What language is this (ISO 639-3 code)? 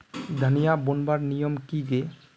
mag